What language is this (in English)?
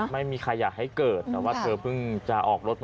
Thai